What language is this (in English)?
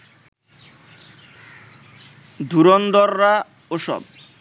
Bangla